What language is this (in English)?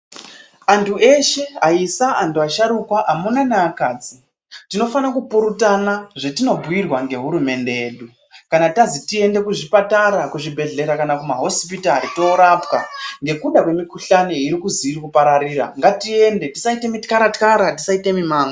Ndau